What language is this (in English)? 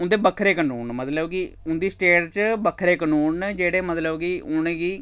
Dogri